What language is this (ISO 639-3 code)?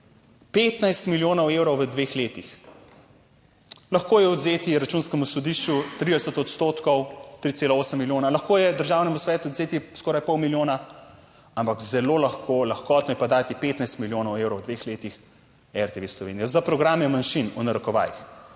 slv